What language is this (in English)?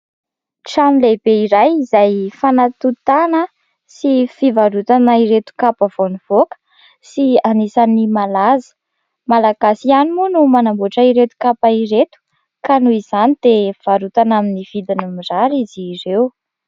Malagasy